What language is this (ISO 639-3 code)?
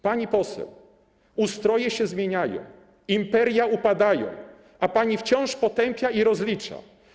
pol